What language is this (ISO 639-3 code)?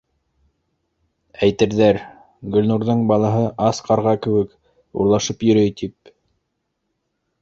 bak